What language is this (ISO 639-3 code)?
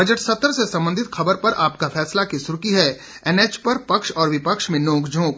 hin